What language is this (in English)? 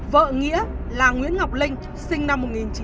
Vietnamese